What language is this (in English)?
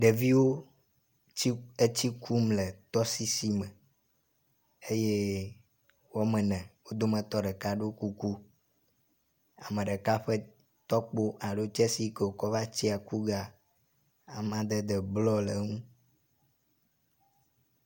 Ewe